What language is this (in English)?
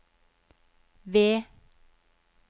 Norwegian